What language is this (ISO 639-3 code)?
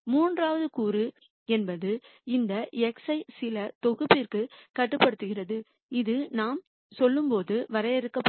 tam